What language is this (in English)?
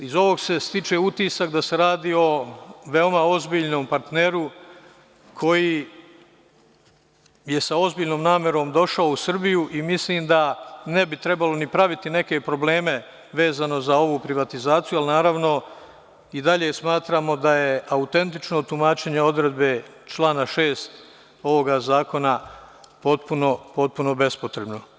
Serbian